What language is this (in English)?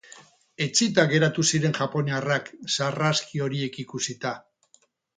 Basque